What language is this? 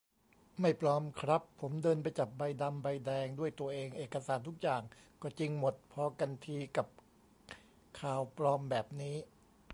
Thai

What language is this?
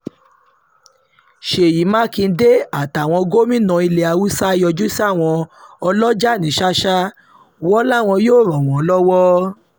Yoruba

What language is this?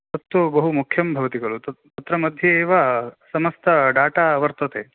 Sanskrit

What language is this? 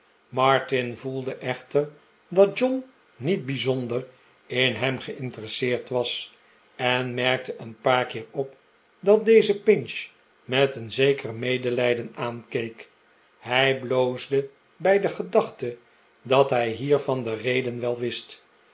Dutch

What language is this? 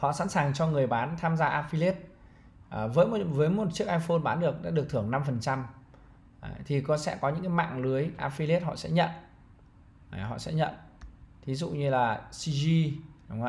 Vietnamese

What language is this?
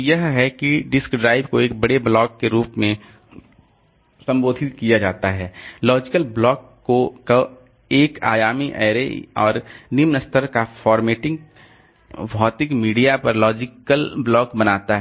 Hindi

